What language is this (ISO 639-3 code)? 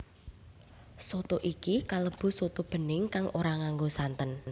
jav